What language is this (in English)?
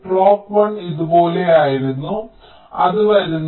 Malayalam